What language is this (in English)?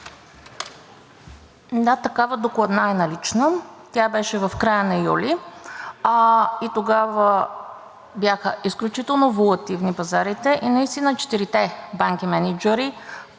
Bulgarian